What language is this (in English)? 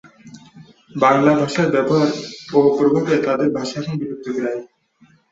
Bangla